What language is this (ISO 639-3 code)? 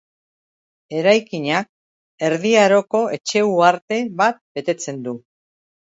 eus